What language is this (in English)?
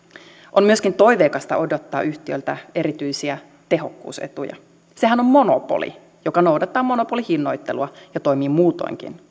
Finnish